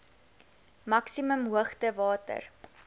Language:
Afrikaans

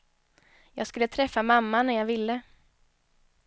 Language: Swedish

